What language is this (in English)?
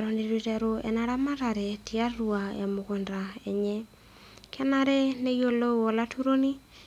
Masai